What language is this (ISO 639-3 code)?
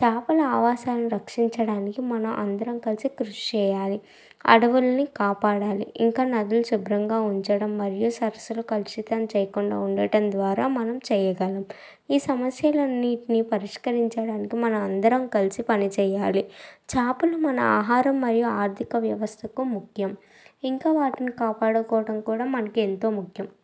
tel